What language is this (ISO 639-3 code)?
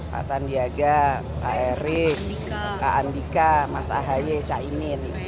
ind